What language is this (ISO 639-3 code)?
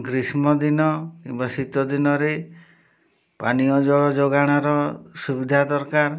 ori